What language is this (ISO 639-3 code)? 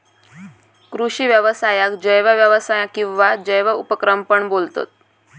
mar